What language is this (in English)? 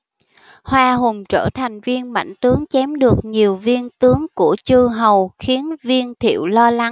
Vietnamese